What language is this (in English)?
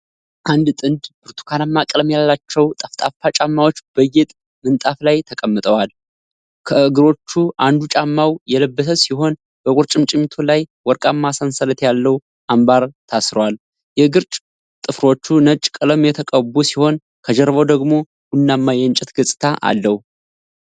Amharic